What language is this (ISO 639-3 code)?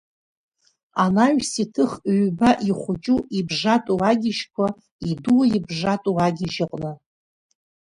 abk